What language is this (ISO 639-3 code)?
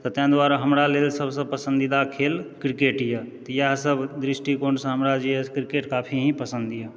mai